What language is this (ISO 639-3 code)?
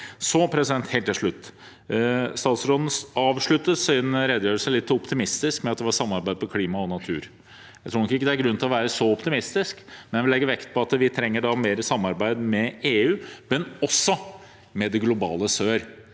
nor